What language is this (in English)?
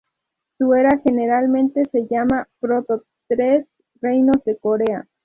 Spanish